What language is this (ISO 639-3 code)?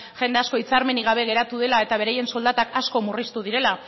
eus